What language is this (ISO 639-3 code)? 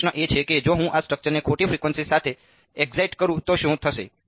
guj